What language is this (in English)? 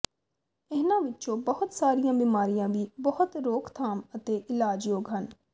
Punjabi